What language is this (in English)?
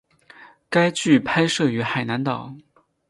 Chinese